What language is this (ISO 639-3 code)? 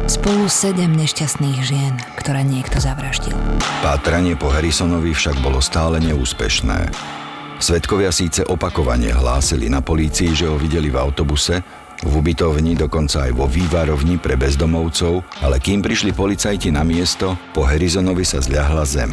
slk